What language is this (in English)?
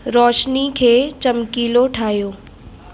Sindhi